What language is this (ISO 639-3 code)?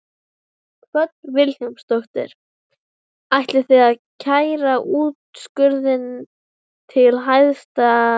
isl